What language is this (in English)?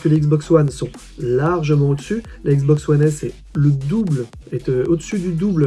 French